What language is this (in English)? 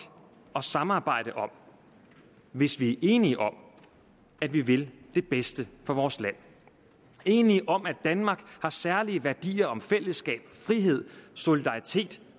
Danish